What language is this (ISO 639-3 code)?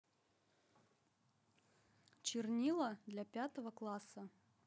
rus